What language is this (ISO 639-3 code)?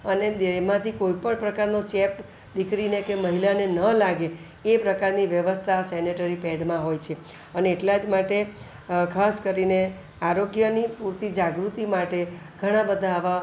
guj